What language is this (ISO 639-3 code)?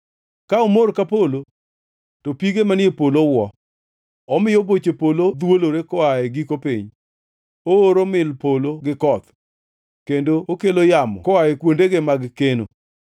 luo